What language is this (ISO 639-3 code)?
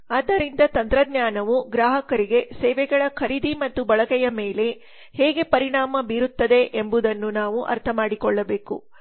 kan